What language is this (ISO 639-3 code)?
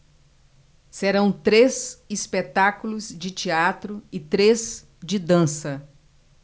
por